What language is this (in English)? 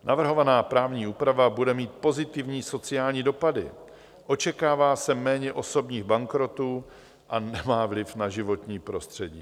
Czech